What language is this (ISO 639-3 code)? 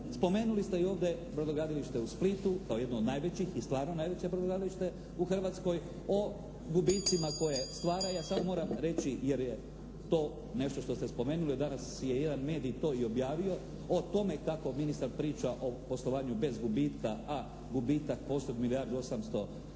hrv